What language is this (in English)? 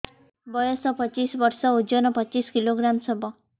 Odia